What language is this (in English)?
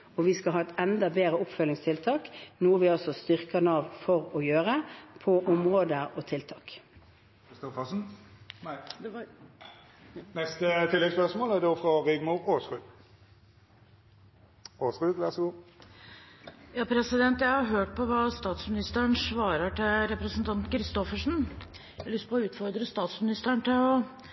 Norwegian